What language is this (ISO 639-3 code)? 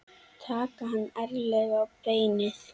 isl